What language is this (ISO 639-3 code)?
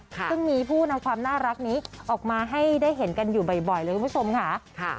tha